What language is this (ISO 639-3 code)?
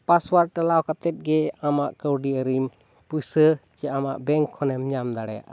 sat